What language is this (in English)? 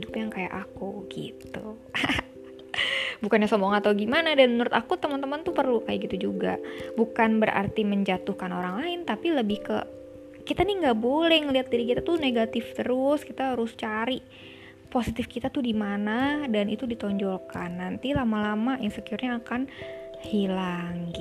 Indonesian